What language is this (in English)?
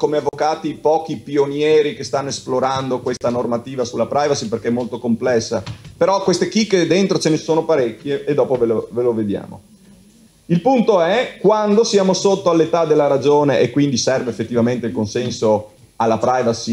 Italian